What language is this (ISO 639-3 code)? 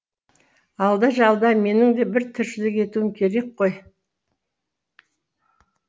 kaz